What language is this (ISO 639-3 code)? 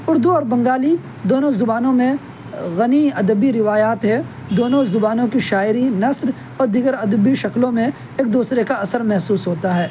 urd